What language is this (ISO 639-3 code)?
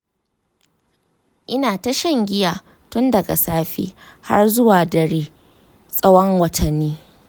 hau